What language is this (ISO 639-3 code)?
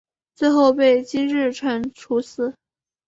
zho